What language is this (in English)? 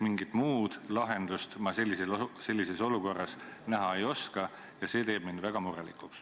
Estonian